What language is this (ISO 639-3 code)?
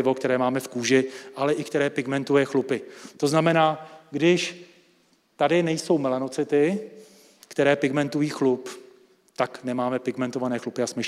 ces